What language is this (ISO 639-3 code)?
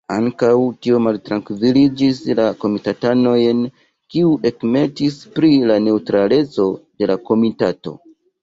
epo